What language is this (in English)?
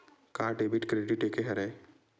Chhattisgarhi